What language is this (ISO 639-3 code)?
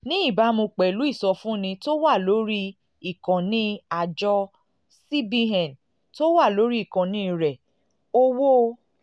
yor